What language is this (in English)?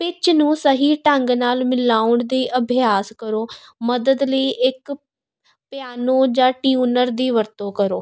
Punjabi